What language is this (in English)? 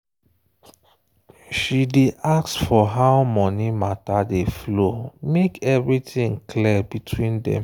Nigerian Pidgin